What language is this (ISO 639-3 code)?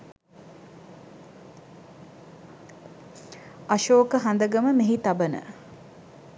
sin